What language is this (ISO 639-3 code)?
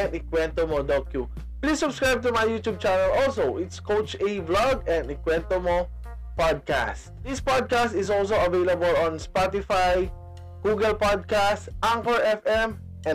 fil